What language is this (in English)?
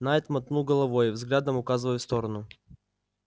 Russian